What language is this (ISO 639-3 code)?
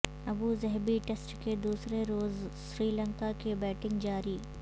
urd